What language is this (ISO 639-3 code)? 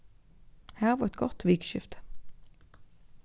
fao